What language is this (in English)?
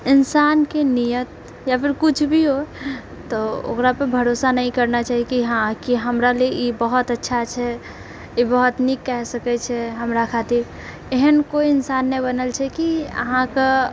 Maithili